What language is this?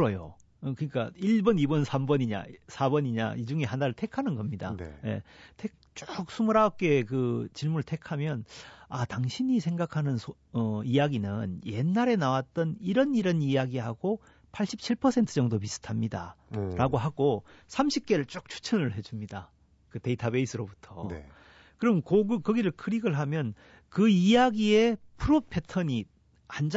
Korean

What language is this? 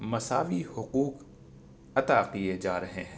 Urdu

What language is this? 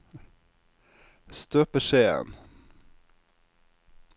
Norwegian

